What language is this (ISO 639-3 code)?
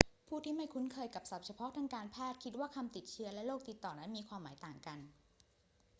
tha